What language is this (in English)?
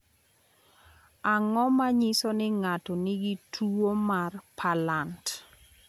Luo (Kenya and Tanzania)